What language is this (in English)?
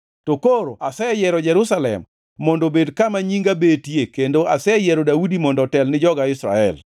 Luo (Kenya and Tanzania)